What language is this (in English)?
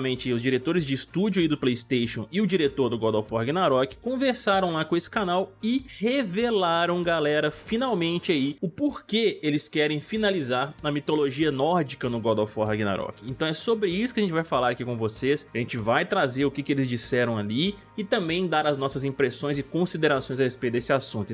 Portuguese